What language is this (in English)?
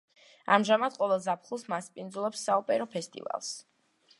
Georgian